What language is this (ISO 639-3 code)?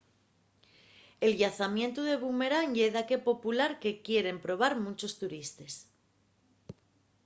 ast